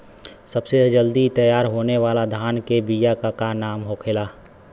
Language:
Bhojpuri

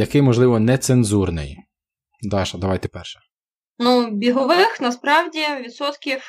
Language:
Ukrainian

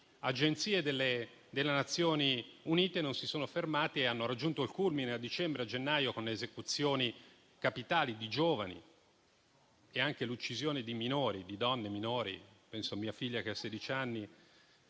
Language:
Italian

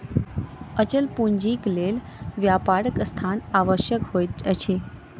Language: Maithili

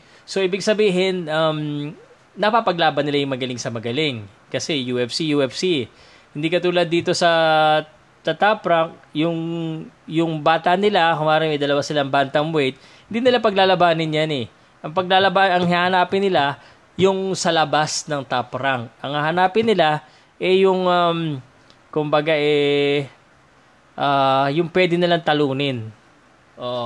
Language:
Filipino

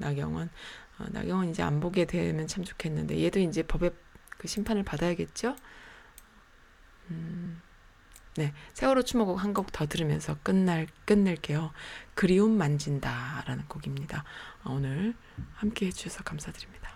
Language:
Korean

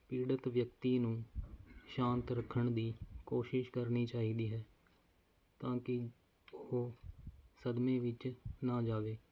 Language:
Punjabi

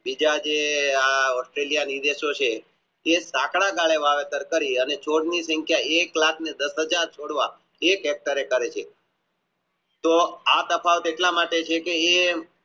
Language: Gujarati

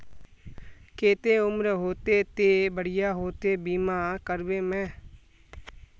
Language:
Magahi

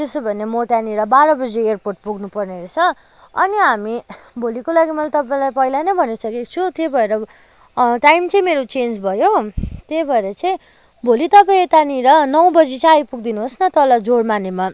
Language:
Nepali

